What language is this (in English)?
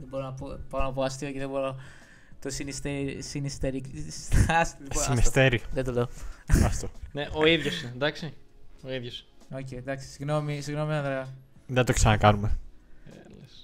Greek